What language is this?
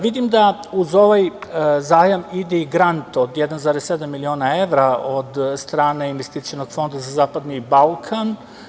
Serbian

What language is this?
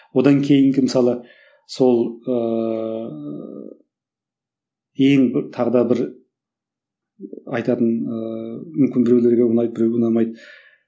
Kazakh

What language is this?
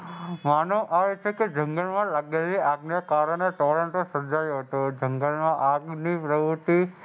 Gujarati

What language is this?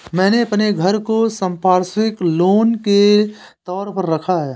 Hindi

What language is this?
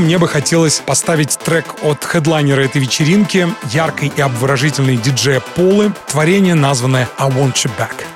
Russian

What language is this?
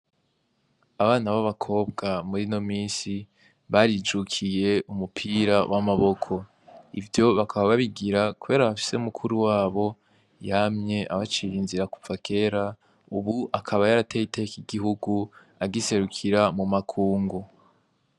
Rundi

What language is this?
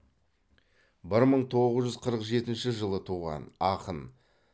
Kazakh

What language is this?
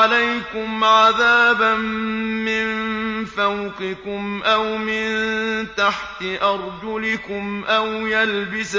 Arabic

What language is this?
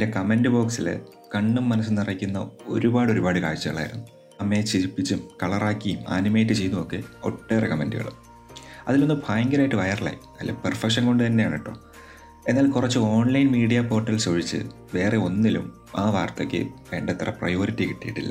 Malayalam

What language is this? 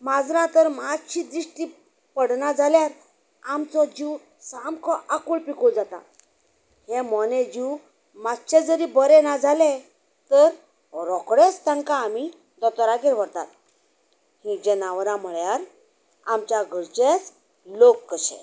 Konkani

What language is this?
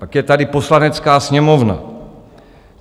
Czech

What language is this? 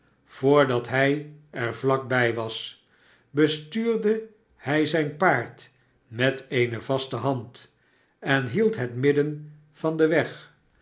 Dutch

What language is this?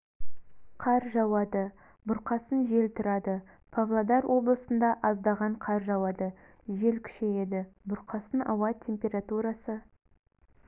Kazakh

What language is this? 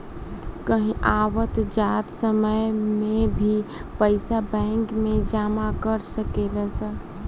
Bhojpuri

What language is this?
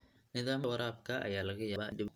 Somali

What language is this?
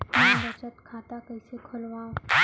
Chhattisgarhi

